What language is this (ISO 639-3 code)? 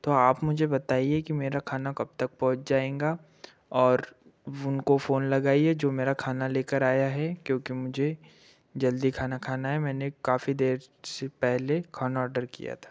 hin